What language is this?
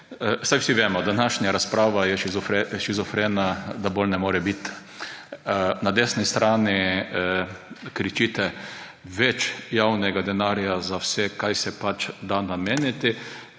Slovenian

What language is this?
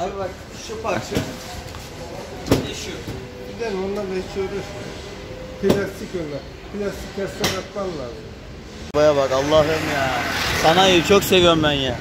Turkish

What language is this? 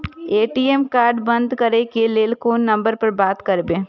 Maithili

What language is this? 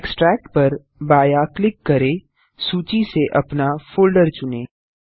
Hindi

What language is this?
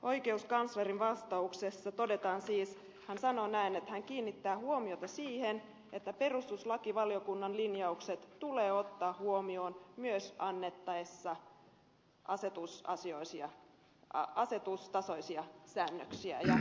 Finnish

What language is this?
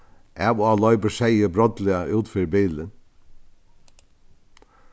Faroese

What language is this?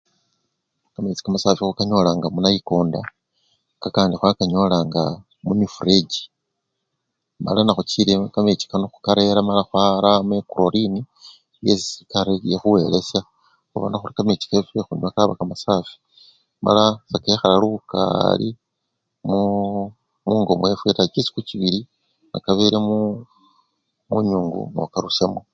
Luyia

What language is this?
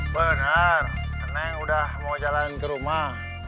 Indonesian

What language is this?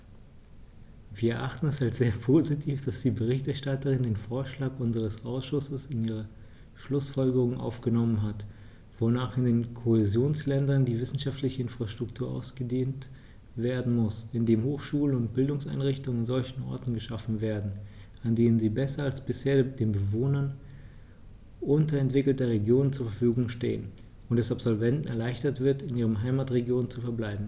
German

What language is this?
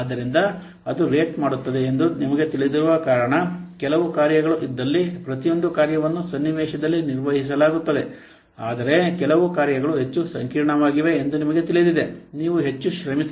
Kannada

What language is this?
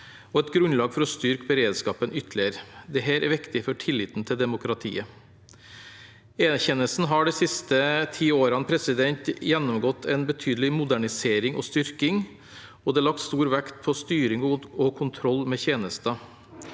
Norwegian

